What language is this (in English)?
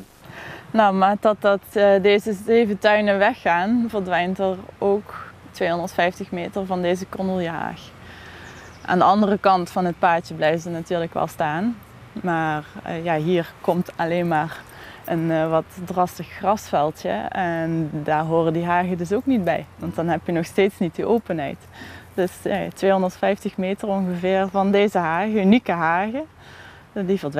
Dutch